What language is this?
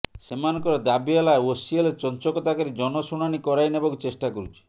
Odia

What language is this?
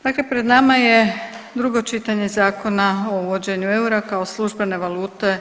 Croatian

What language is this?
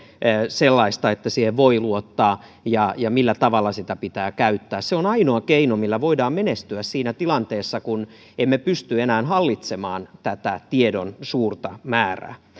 Finnish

